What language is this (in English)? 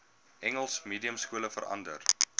Afrikaans